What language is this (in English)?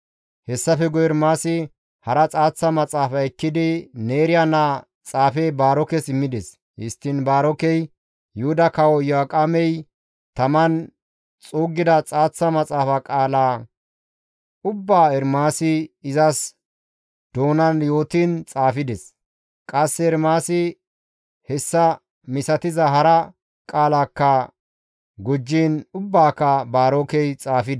Gamo